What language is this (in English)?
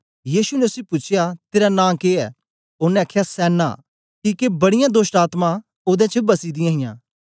Dogri